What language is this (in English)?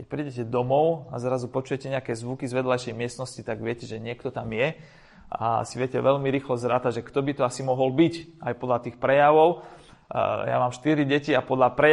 Slovak